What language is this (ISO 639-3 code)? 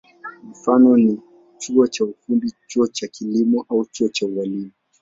swa